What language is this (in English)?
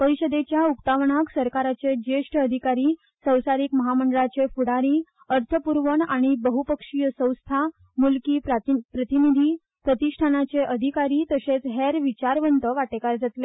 Konkani